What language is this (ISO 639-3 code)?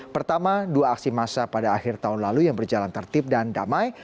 ind